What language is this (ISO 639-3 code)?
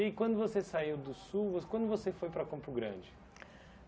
por